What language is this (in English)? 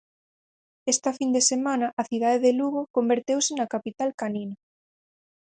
Galician